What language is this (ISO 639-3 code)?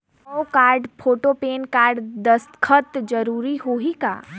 hne